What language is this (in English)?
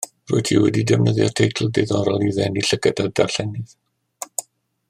Welsh